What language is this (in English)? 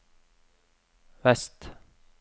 Norwegian